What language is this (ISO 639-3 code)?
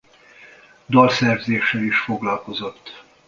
hun